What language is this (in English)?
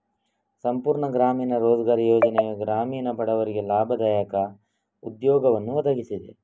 Kannada